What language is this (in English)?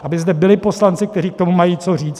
Czech